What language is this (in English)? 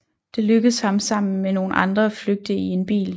Danish